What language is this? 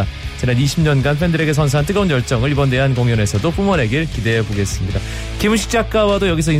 Korean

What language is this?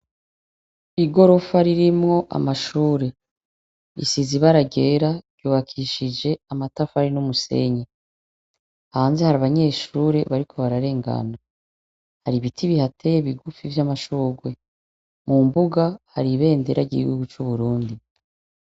Rundi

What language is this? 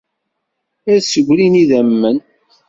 Kabyle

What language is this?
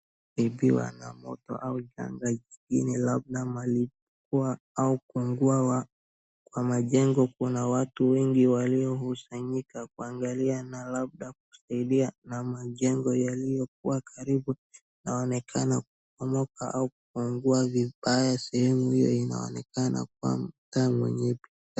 Swahili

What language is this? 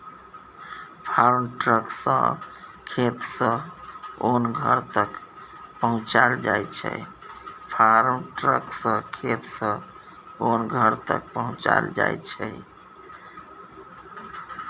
Maithili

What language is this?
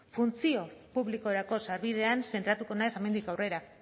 Basque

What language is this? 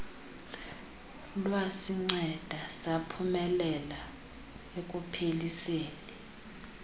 Xhosa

